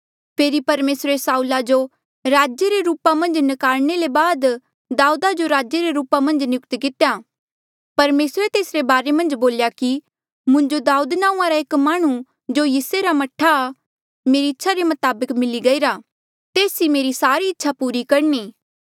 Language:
Mandeali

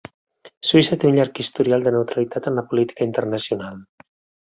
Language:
Catalan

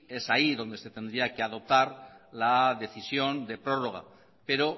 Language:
Spanish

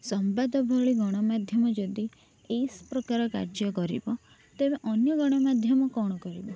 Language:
Odia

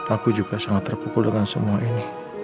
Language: Indonesian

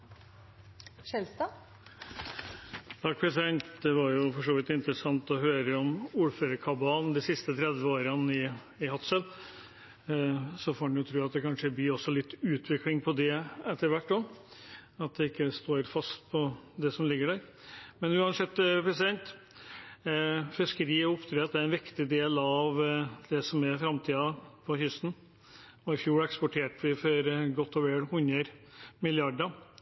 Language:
Norwegian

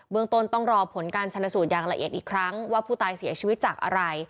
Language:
Thai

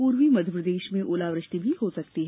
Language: Hindi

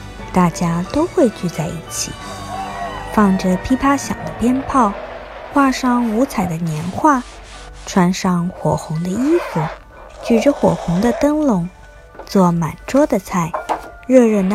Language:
Chinese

